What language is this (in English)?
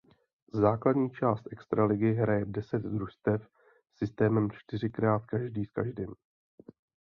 Czech